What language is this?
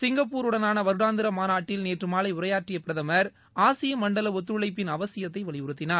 Tamil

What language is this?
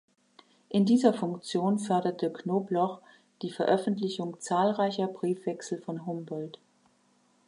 German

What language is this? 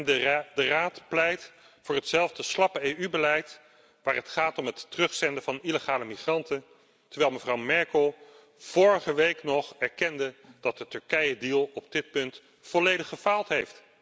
Dutch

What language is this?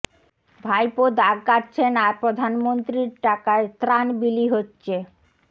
Bangla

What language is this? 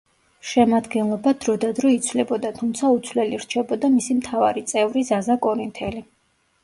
Georgian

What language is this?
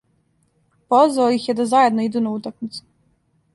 Serbian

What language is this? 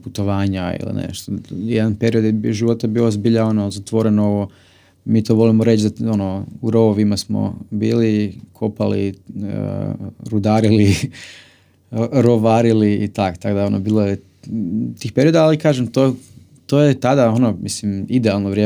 Croatian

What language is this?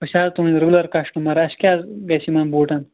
Kashmiri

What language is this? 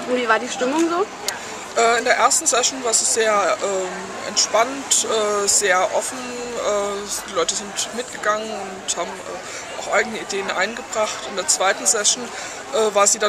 German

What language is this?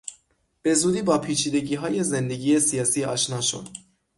Persian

